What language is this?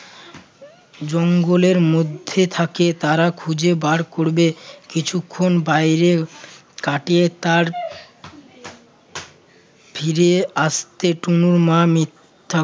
Bangla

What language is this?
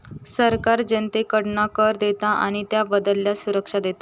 Marathi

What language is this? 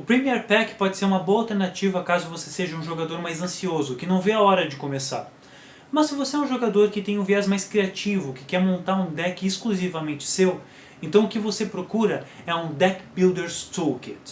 Portuguese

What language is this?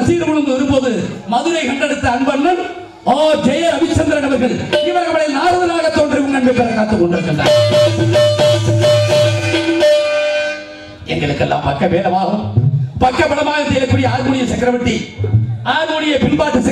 Tamil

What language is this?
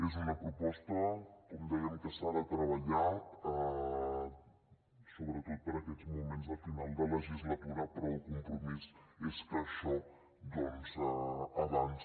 Catalan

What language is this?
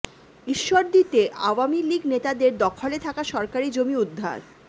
Bangla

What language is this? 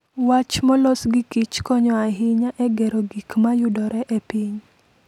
Luo (Kenya and Tanzania)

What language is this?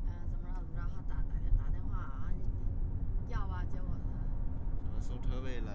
Chinese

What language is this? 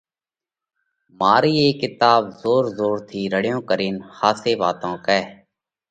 Parkari Koli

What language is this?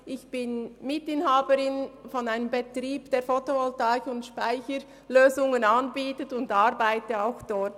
Swiss German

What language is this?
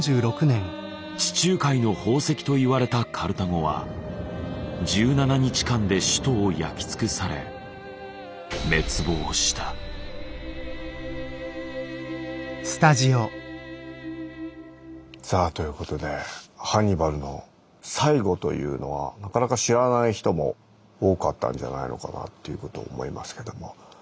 Japanese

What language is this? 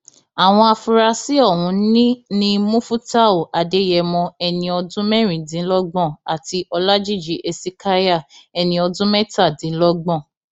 Yoruba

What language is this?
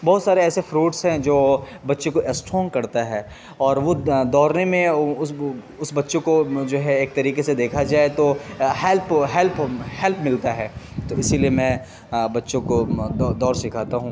Urdu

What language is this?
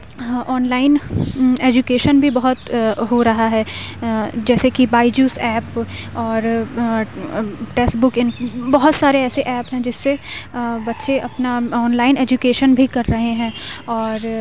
Urdu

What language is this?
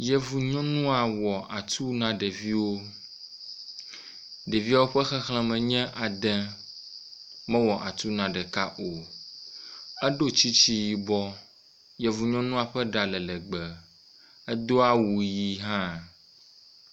Ewe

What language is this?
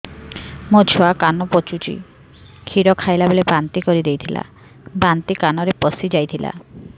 Odia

